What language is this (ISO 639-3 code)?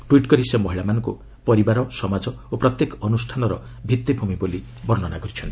ori